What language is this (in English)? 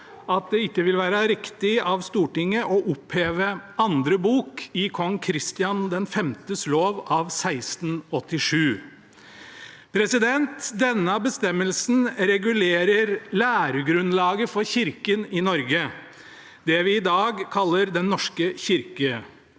Norwegian